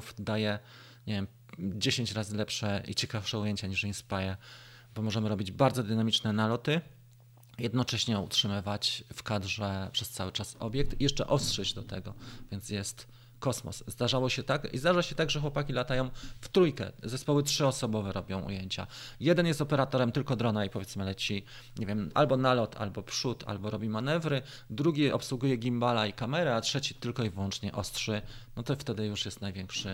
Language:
Polish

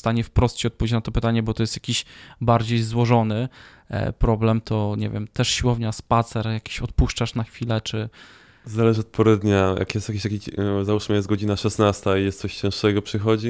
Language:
Polish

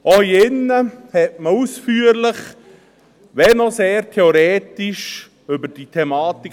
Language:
Swiss German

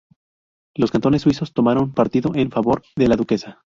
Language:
Spanish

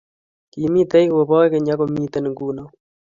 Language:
Kalenjin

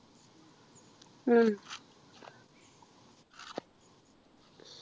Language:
Malayalam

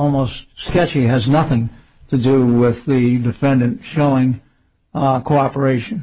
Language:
English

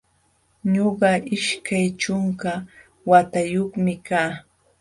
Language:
Jauja Wanca Quechua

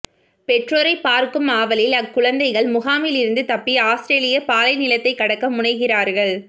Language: Tamil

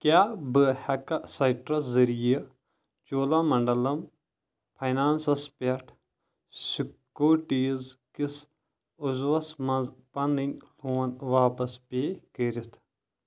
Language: Kashmiri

